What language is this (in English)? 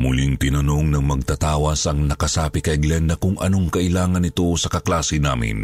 Filipino